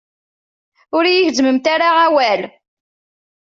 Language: Kabyle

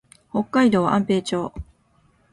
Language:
Japanese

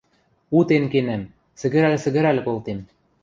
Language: Western Mari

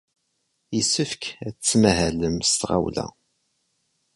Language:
Kabyle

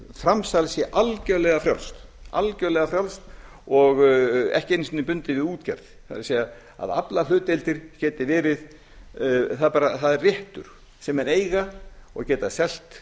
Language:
Icelandic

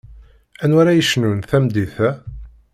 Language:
Kabyle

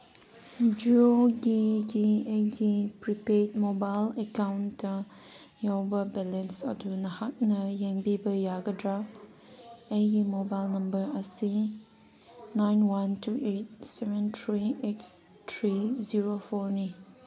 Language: Manipuri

